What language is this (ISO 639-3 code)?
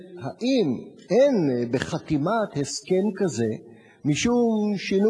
heb